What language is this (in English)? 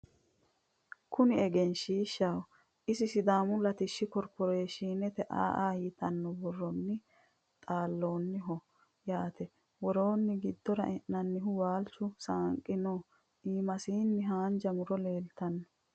Sidamo